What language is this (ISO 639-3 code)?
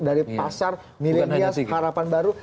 ind